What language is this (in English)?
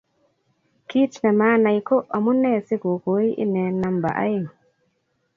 Kalenjin